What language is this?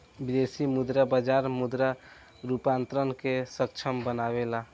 Bhojpuri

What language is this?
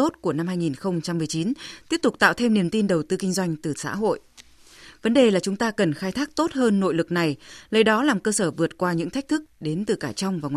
Vietnamese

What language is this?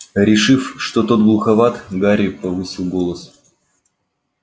Russian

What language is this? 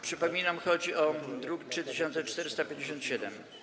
Polish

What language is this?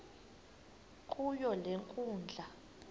Xhosa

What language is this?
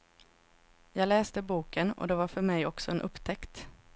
Swedish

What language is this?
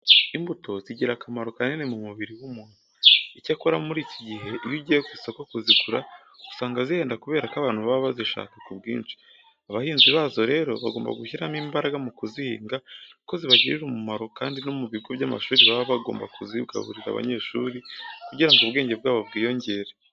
Kinyarwanda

